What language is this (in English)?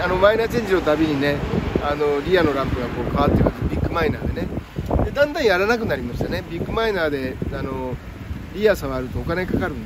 Japanese